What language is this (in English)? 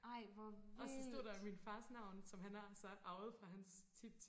Danish